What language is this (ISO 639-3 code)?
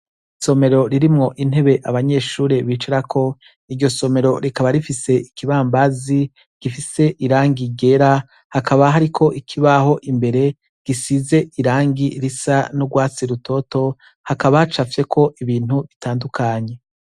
run